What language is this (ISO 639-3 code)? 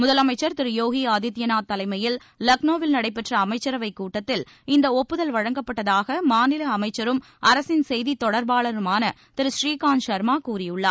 tam